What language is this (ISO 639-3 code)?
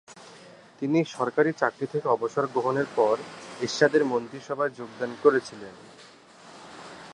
ben